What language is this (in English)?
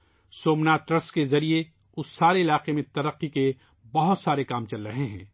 Urdu